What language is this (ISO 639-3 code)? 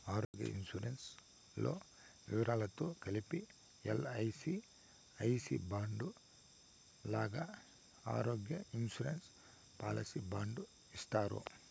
tel